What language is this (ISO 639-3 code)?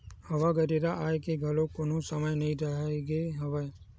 hne